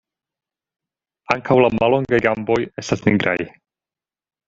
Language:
Esperanto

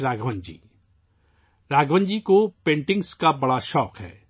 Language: Urdu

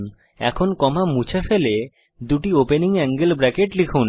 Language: Bangla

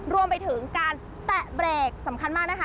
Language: Thai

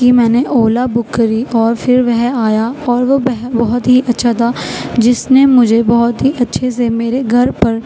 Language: Urdu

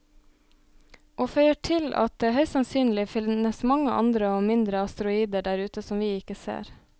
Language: Norwegian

